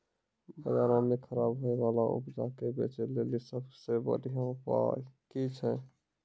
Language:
Maithili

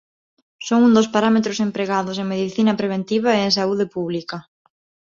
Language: Galician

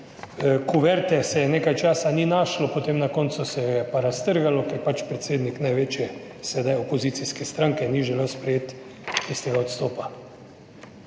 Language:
Slovenian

